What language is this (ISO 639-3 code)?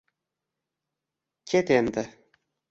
uzb